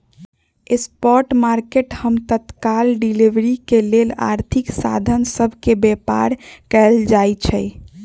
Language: Magahi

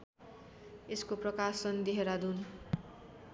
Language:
Nepali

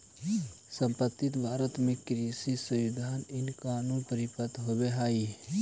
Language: Magahi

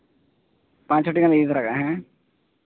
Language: Santali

